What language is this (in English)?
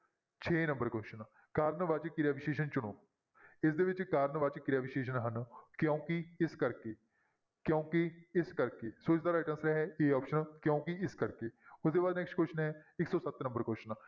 Punjabi